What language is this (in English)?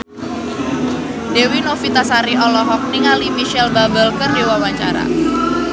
Sundanese